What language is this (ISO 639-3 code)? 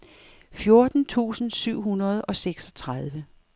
dan